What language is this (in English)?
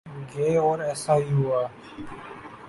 Urdu